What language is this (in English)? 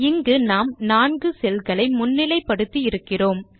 Tamil